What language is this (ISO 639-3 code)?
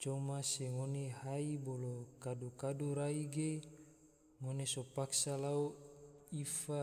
tvo